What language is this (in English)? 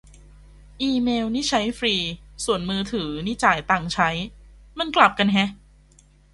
Thai